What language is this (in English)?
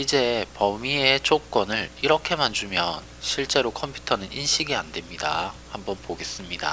Korean